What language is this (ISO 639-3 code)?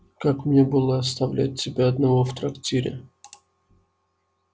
rus